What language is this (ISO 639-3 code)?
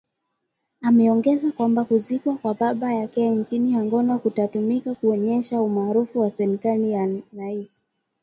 swa